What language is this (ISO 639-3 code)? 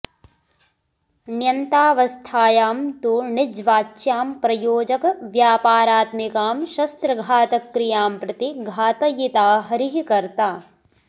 san